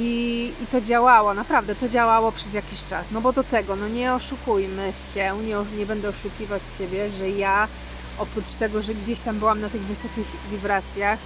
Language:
Polish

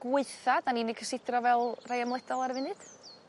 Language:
Welsh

